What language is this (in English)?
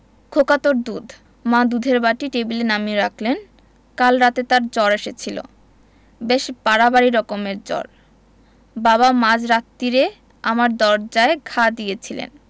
Bangla